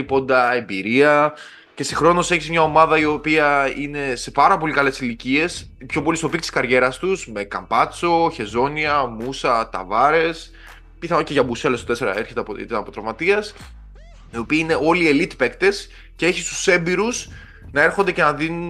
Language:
Greek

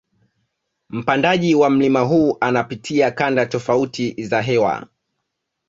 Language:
Swahili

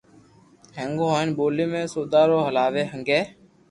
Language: Loarki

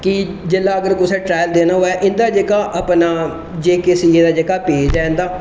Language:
Dogri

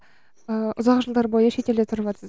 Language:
Kazakh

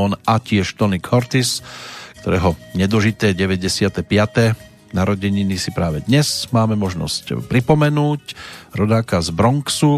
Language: Slovak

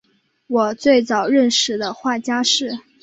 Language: Chinese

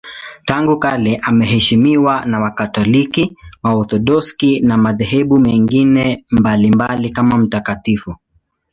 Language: Swahili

